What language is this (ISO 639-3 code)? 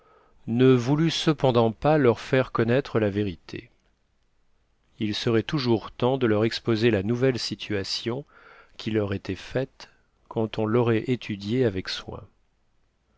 fra